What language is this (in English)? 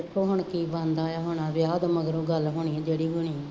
Punjabi